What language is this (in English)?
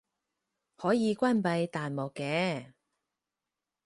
Cantonese